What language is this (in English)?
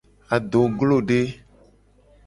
Gen